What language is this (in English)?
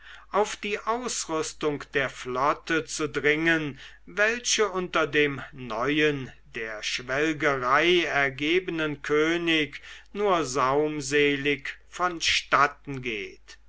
German